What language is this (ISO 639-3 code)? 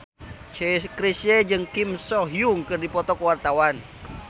sun